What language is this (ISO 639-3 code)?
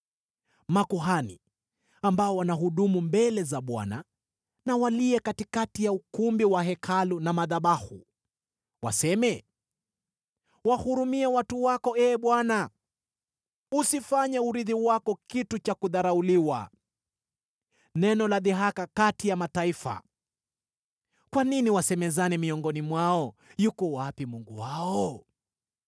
swa